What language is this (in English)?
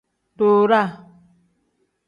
Tem